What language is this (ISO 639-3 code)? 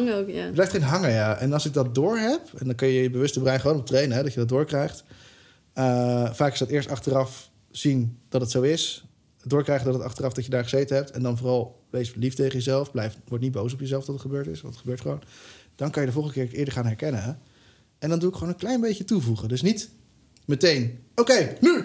nld